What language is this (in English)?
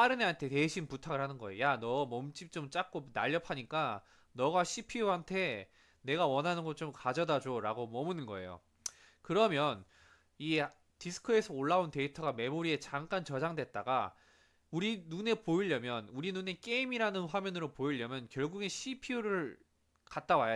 Korean